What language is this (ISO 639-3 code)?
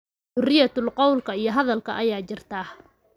som